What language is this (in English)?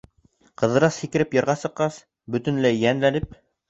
Bashkir